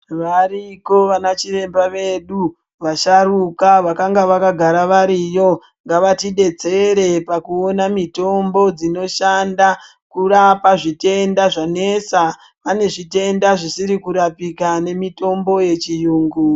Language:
Ndau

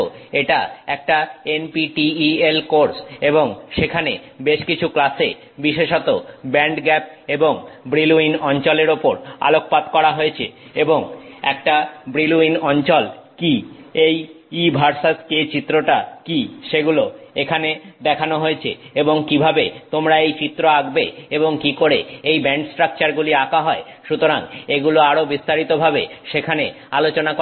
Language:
Bangla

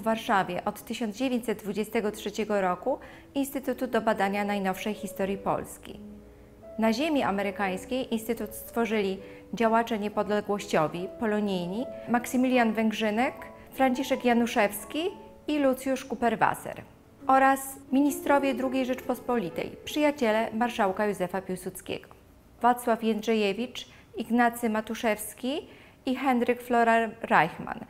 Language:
Polish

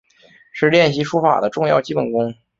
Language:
Chinese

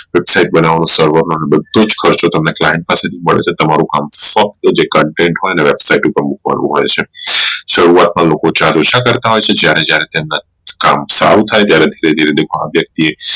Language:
Gujarati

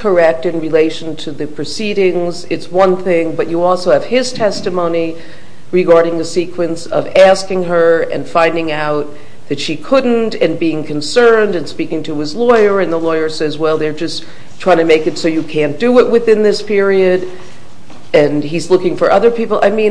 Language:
English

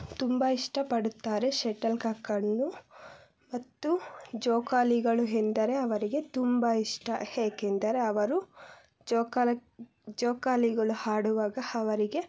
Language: Kannada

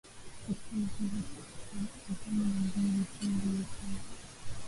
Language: Swahili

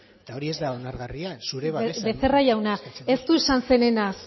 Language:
Basque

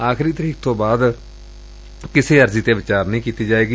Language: Punjabi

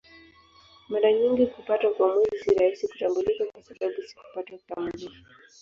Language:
Swahili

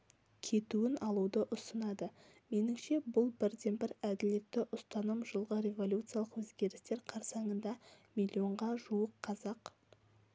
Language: Kazakh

